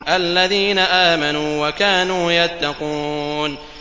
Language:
Arabic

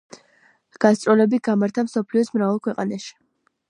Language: Georgian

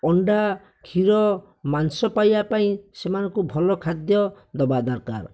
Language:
Odia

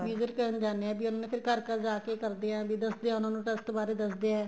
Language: Punjabi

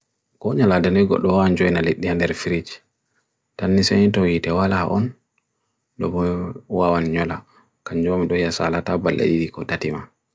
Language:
Bagirmi Fulfulde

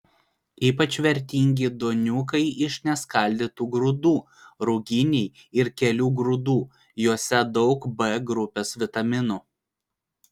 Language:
Lithuanian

